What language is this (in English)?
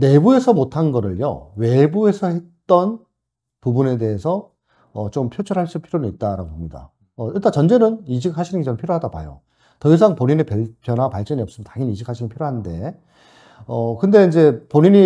Korean